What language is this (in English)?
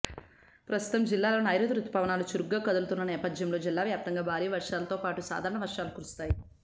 Telugu